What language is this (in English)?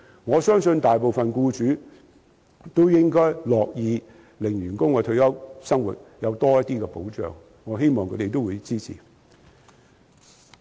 Cantonese